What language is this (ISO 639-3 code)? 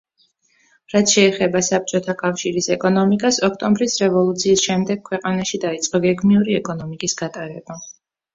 kat